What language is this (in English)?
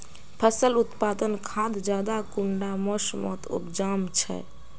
Magahi